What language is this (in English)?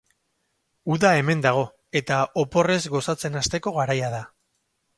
Basque